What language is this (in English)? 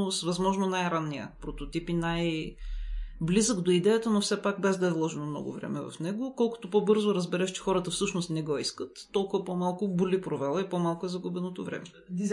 Bulgarian